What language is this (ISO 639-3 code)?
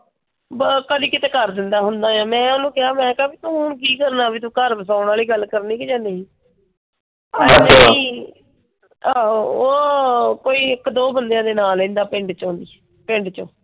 pan